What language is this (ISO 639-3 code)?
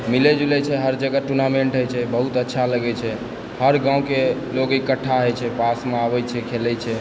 mai